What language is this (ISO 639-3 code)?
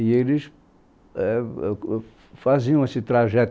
por